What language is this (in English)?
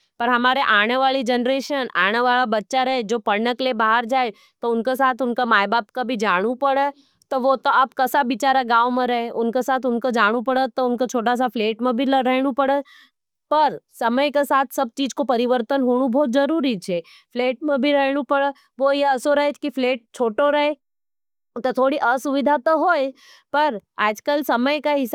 Nimadi